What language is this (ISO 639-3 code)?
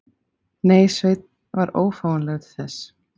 isl